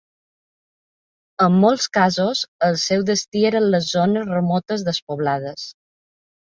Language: Catalan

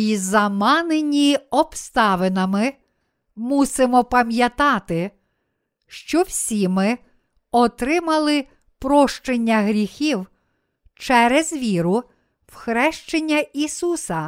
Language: Ukrainian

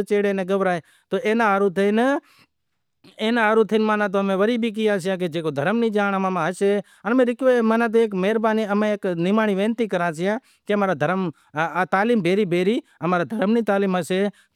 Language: Wadiyara Koli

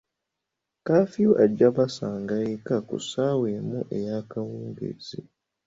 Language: Ganda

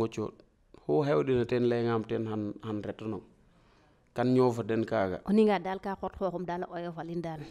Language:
French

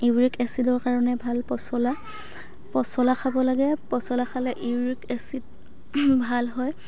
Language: Assamese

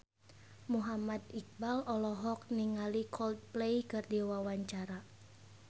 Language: Sundanese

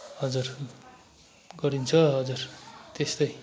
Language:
Nepali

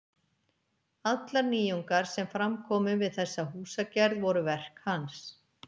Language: Icelandic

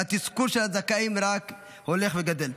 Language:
Hebrew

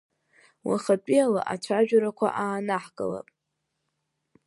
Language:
Abkhazian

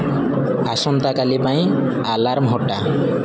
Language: Odia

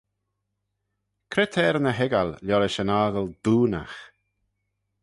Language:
Manx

